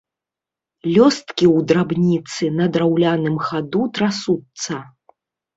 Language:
Belarusian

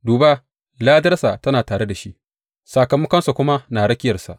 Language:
Hausa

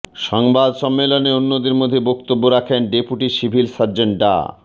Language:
Bangla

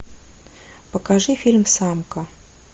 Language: Russian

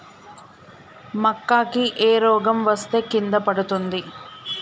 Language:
Telugu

